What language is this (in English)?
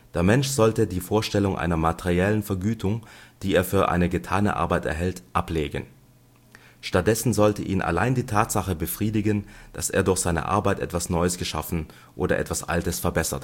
German